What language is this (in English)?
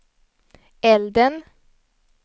Swedish